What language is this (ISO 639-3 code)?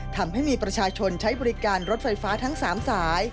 tha